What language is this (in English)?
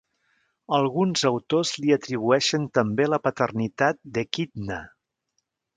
Catalan